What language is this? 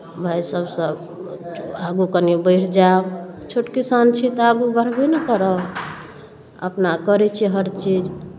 Maithili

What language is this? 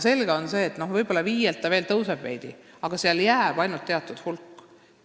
Estonian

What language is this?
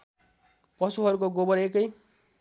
Nepali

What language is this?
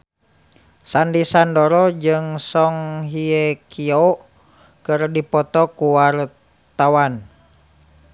Sundanese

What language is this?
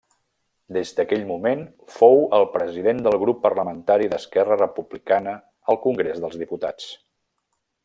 Catalan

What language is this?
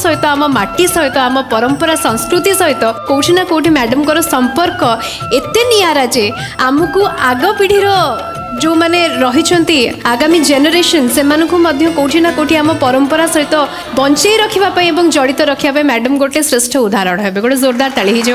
Hindi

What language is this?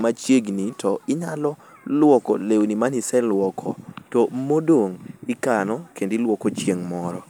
Luo (Kenya and Tanzania)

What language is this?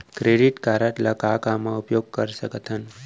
Chhattisgarhi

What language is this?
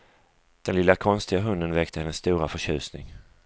Swedish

